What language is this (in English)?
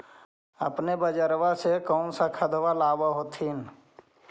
Magahi